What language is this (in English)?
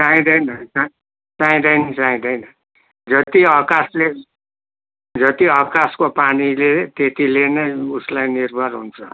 Nepali